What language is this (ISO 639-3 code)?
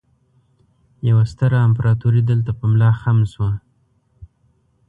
pus